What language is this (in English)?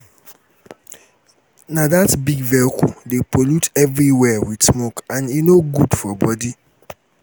Nigerian Pidgin